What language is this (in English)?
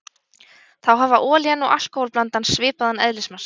Icelandic